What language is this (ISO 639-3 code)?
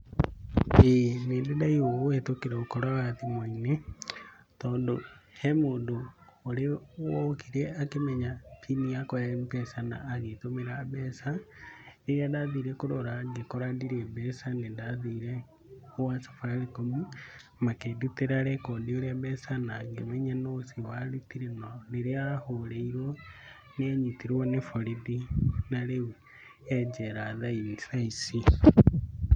kik